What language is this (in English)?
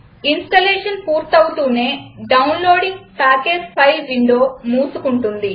Telugu